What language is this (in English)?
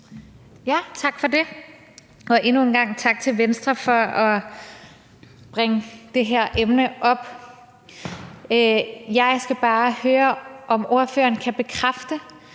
Danish